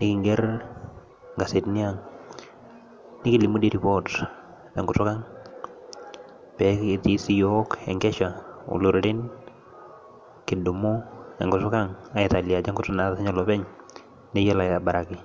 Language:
Masai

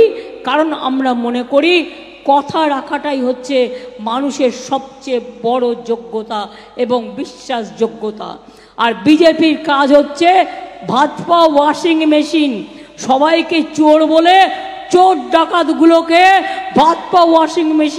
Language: Bangla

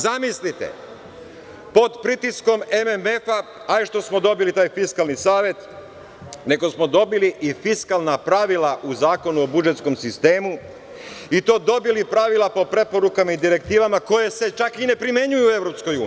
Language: Serbian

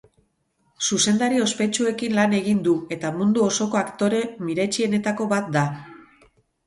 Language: Basque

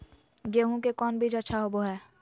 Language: Magahi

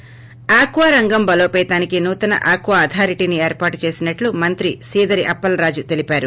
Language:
Telugu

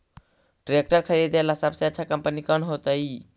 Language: Magahi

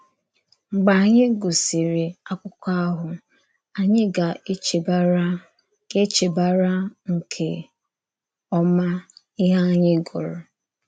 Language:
Igbo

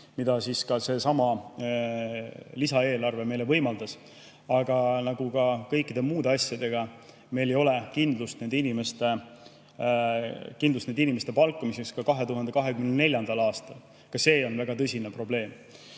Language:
Estonian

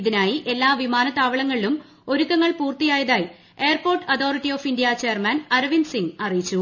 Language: Malayalam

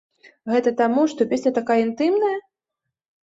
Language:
Belarusian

